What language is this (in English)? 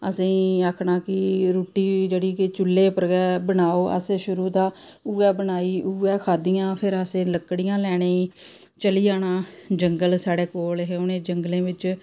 Dogri